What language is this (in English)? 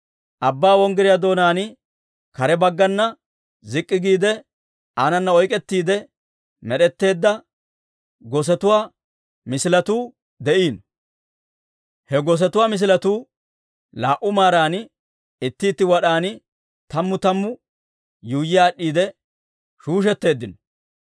Dawro